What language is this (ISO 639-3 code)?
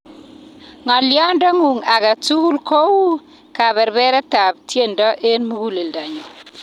kln